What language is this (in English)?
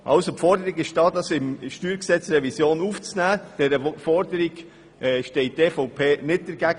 Swiss German